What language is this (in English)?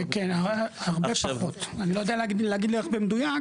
Hebrew